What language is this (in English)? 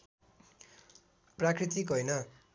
Nepali